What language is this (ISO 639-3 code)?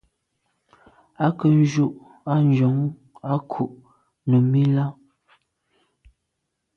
byv